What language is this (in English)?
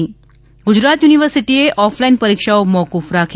Gujarati